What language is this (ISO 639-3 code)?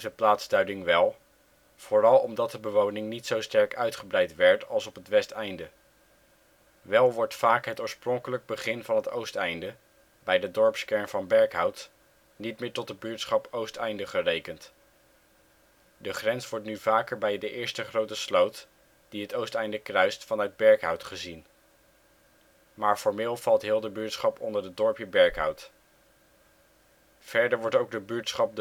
nld